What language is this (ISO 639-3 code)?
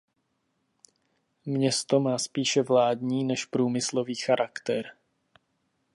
ces